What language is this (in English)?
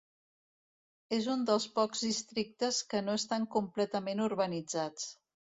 Catalan